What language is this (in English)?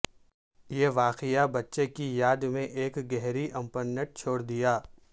Urdu